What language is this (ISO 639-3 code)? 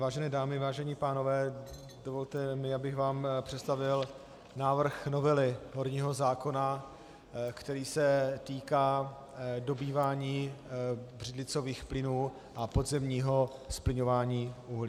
ces